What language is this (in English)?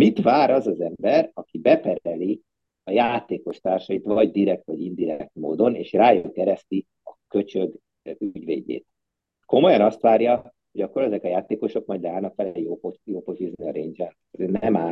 Hungarian